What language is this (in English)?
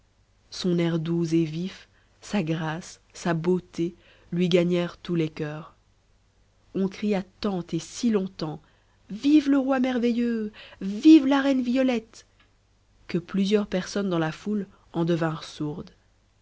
French